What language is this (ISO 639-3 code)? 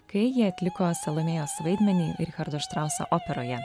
lit